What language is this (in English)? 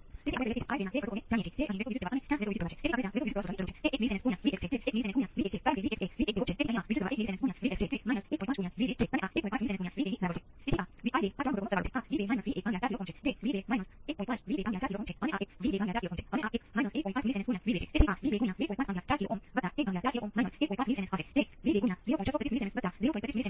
Gujarati